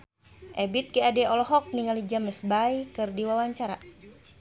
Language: Sundanese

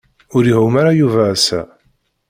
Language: Kabyle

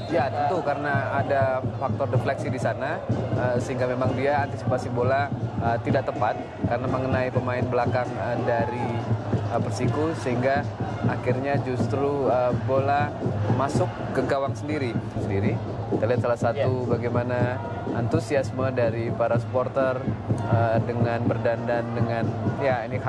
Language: Indonesian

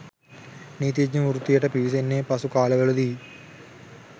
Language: Sinhala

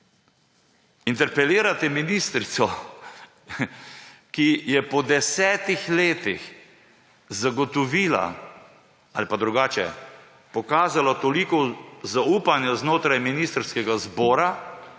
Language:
Slovenian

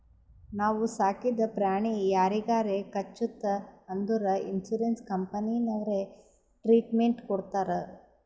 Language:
Kannada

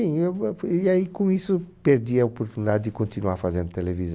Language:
Portuguese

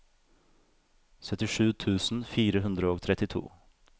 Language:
Norwegian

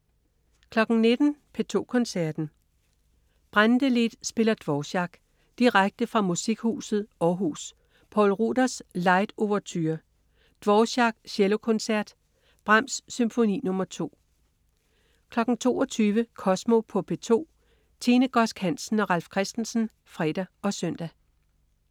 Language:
Danish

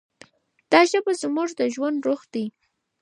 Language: Pashto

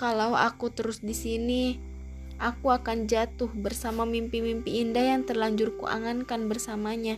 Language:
Indonesian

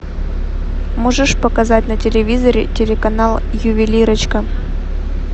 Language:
Russian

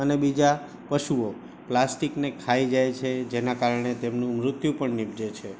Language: Gujarati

